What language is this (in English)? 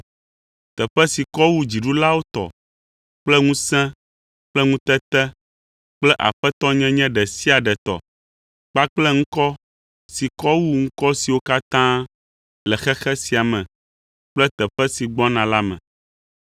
Ewe